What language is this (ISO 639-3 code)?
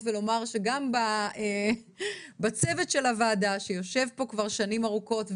heb